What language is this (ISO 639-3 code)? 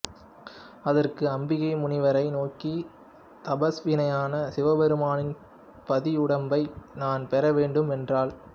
tam